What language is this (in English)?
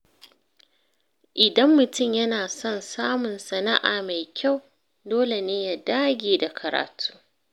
Hausa